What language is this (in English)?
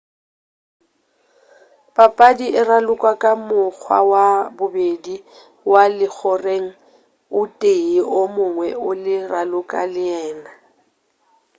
Northern Sotho